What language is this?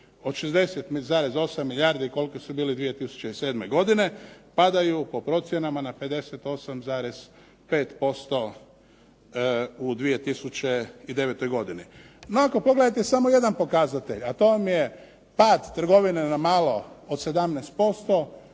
Croatian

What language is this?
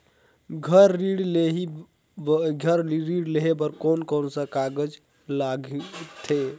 Chhattisgarhi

